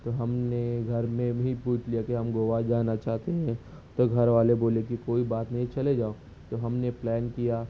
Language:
Urdu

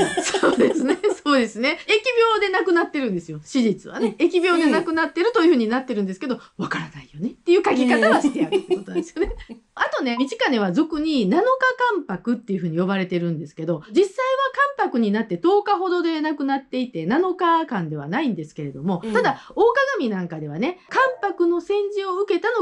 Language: Japanese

